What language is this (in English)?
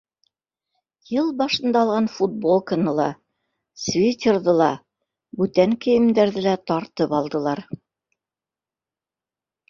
Bashkir